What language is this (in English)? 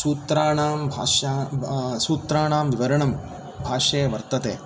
Sanskrit